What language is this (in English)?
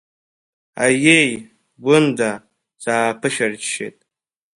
Abkhazian